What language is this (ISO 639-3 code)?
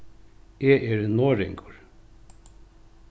fao